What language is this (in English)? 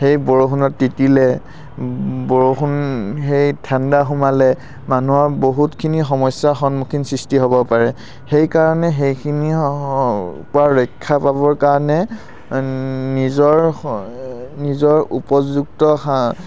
Assamese